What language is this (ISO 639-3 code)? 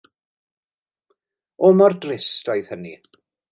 cym